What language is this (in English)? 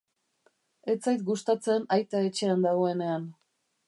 Basque